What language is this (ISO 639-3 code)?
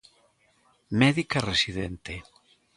glg